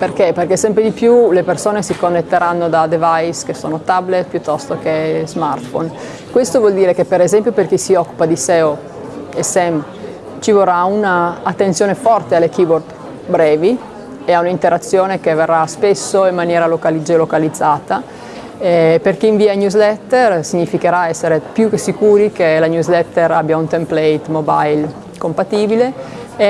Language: Italian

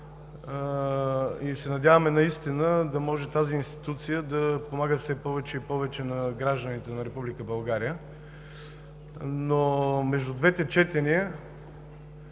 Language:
Bulgarian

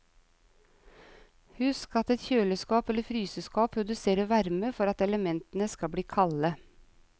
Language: Norwegian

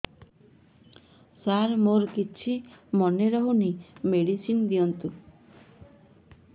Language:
Odia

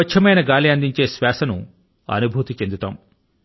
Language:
Telugu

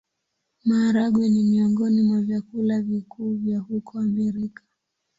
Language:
Swahili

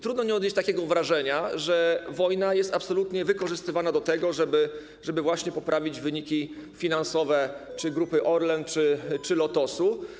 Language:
Polish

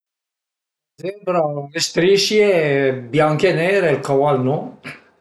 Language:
Piedmontese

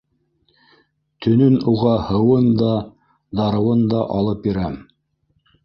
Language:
Bashkir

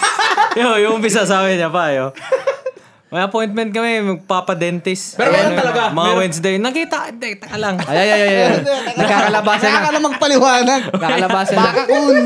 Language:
Filipino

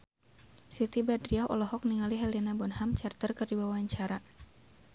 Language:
Sundanese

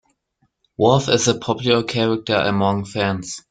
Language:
English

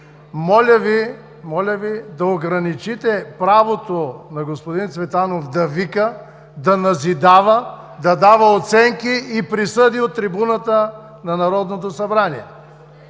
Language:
Bulgarian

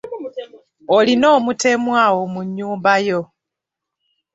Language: Ganda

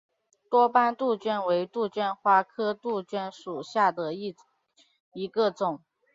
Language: Chinese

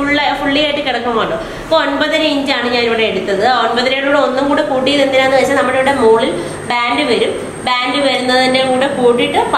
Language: Indonesian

